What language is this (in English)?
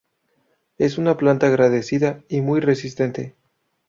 Spanish